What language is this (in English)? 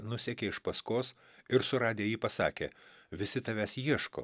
Lithuanian